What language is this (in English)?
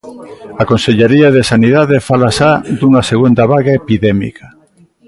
Galician